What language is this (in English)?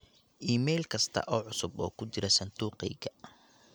Somali